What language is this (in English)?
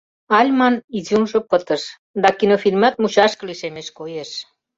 Mari